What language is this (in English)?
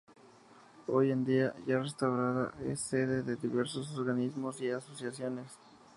Spanish